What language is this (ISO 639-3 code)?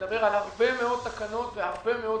heb